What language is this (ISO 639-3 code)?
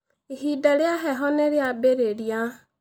kik